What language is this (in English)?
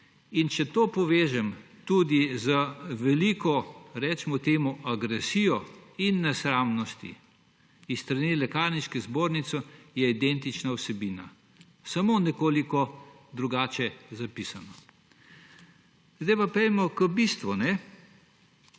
Slovenian